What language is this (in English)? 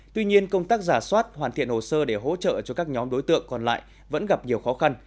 Vietnamese